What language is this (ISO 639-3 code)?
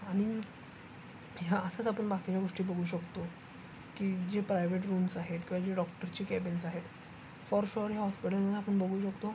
mar